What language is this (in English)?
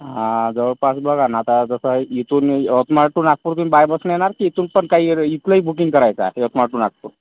Marathi